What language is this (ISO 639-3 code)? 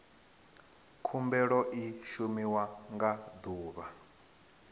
ven